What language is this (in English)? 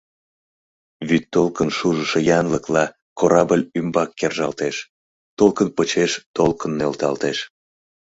Mari